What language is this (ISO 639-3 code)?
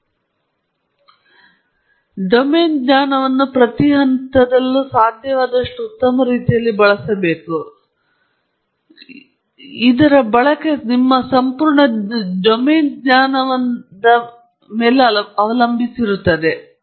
kan